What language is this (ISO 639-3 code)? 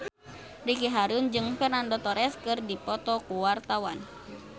sun